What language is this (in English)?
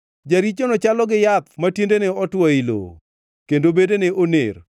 Luo (Kenya and Tanzania)